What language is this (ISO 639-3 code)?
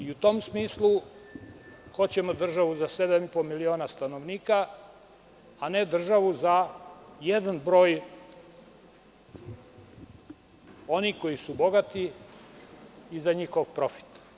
srp